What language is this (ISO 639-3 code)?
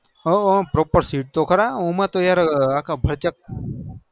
guj